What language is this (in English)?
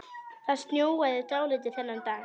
Icelandic